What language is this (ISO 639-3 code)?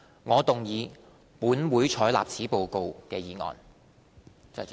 yue